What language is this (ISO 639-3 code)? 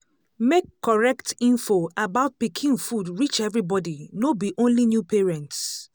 pcm